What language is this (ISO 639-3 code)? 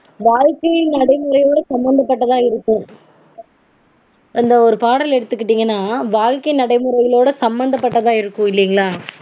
tam